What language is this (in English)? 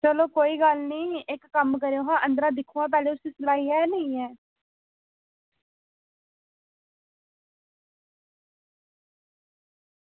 Dogri